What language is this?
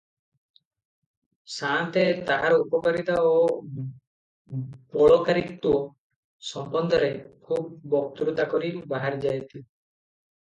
Odia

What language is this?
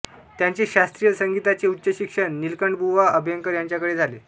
Marathi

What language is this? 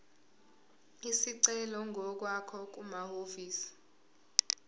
Zulu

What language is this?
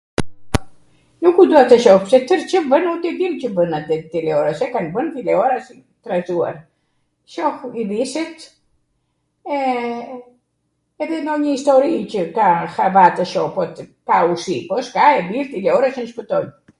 Arvanitika Albanian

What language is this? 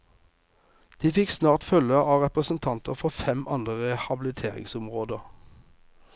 Norwegian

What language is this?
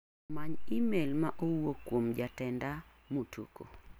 Luo (Kenya and Tanzania)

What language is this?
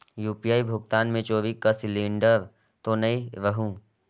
Chhattisgarhi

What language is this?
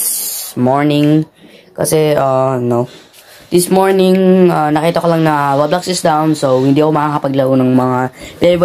Filipino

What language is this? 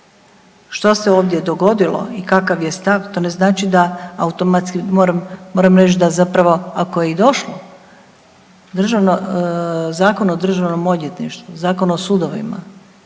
Croatian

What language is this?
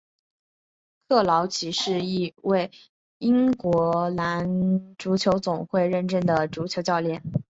Chinese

